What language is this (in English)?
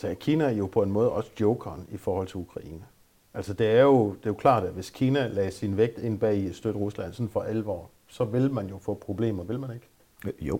Danish